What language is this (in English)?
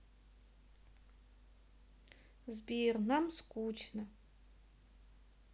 Russian